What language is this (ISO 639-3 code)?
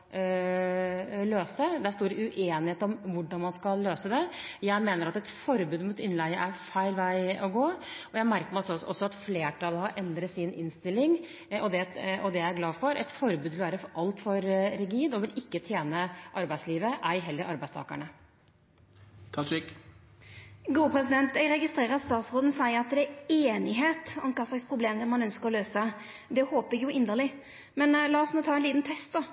nor